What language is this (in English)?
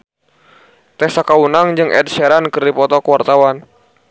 Sundanese